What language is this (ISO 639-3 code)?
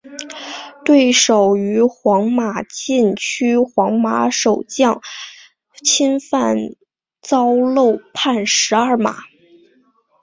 zho